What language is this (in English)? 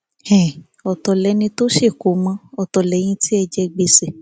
Yoruba